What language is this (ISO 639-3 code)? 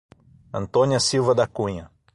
por